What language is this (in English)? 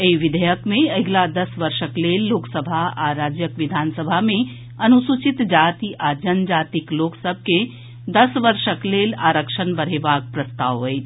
Maithili